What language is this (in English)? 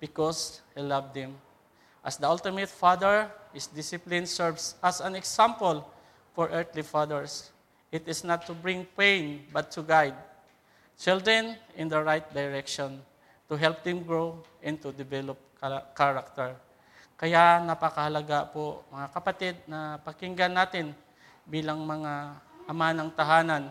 Filipino